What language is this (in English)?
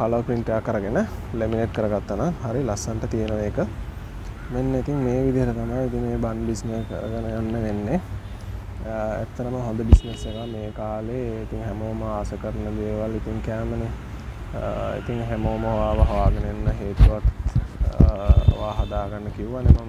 Indonesian